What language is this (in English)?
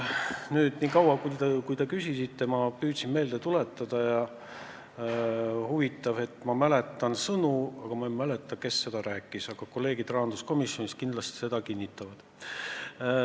Estonian